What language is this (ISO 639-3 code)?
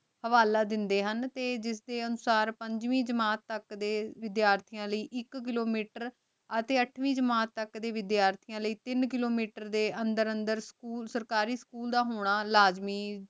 pan